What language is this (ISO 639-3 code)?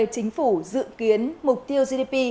vie